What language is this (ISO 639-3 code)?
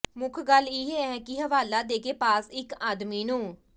pan